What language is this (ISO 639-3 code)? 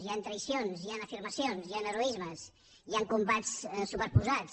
cat